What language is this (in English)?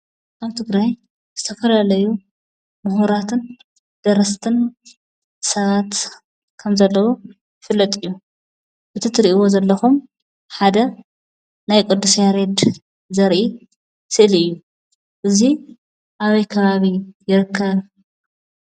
Tigrinya